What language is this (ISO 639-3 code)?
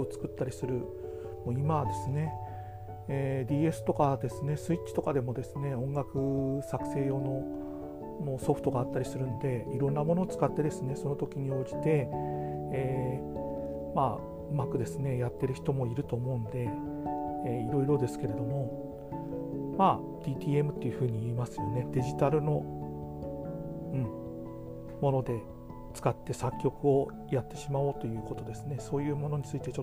jpn